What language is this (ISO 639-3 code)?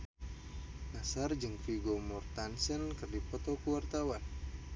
sun